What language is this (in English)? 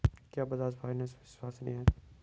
Hindi